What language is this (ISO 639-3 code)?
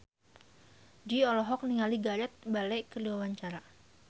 sun